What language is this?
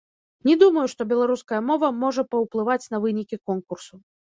Belarusian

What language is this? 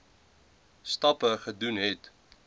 Afrikaans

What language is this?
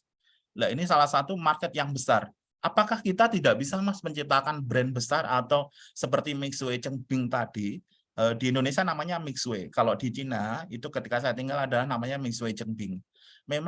Indonesian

